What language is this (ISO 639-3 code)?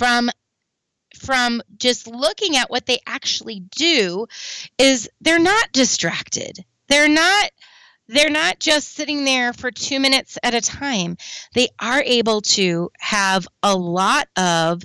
eng